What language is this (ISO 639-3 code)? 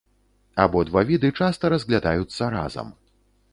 bel